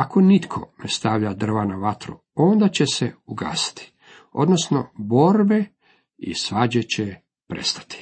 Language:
Croatian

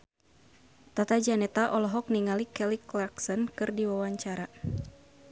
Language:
Sundanese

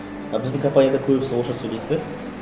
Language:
Kazakh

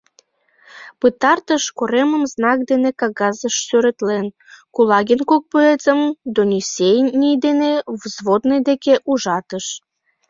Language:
Mari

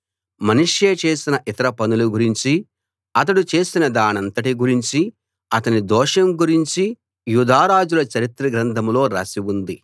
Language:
Telugu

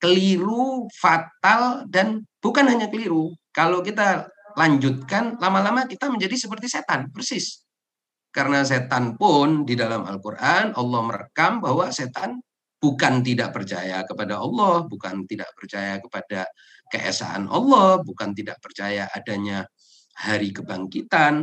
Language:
Indonesian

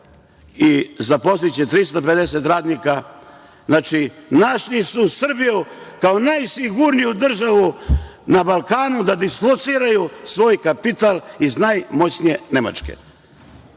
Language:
Serbian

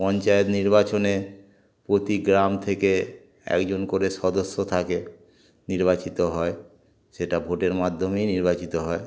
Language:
Bangla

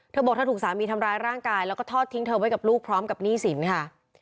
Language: Thai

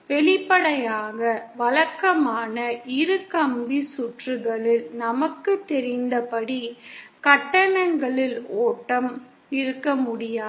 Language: Tamil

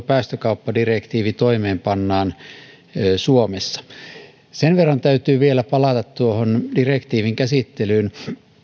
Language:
Finnish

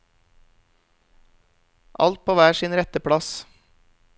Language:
Norwegian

